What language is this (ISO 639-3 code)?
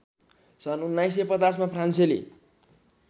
nep